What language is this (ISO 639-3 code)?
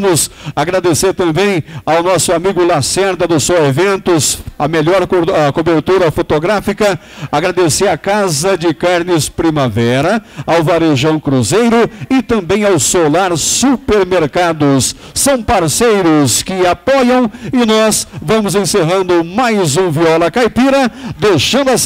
por